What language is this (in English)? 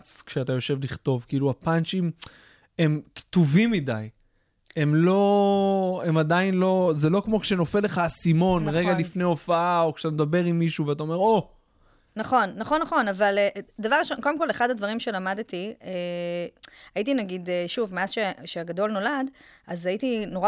Hebrew